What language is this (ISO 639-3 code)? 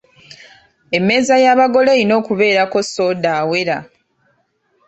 lug